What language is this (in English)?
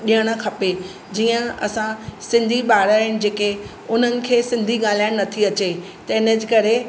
Sindhi